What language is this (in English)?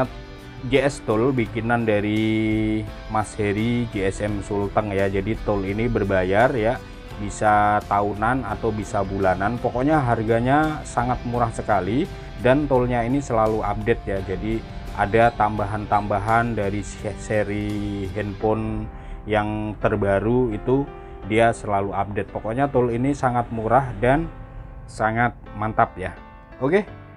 Indonesian